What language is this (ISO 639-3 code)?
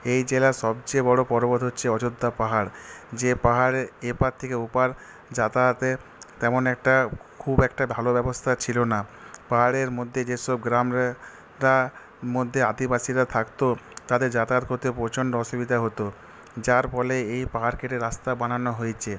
ben